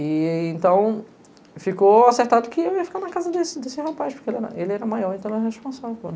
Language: Portuguese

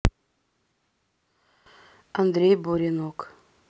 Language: Russian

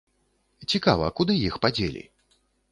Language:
Belarusian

